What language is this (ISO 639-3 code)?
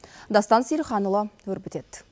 kaz